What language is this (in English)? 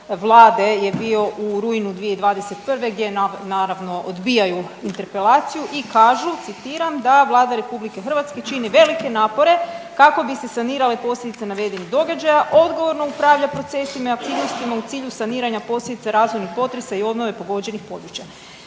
Croatian